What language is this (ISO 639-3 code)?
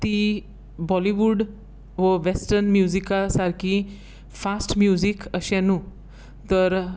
kok